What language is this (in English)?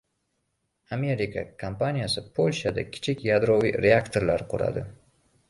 Uzbek